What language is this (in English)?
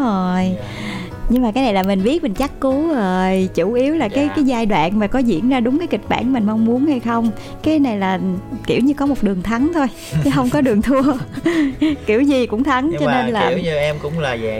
Vietnamese